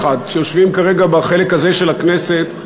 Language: Hebrew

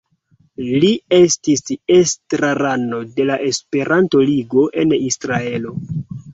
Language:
Esperanto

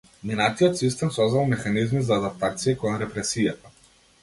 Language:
Macedonian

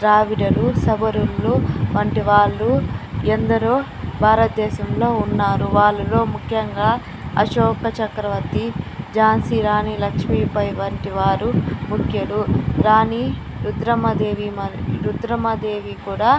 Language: Telugu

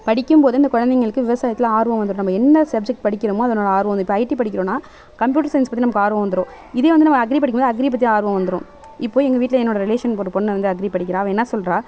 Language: Tamil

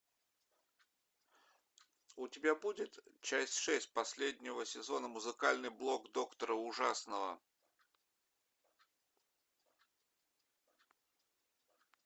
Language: Russian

